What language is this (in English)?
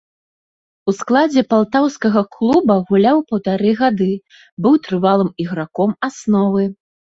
Belarusian